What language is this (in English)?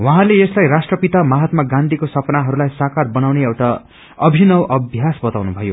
Nepali